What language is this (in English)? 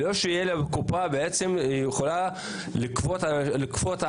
Hebrew